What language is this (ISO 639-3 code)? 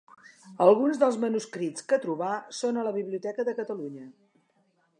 cat